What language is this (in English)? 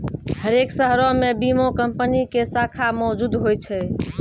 Maithili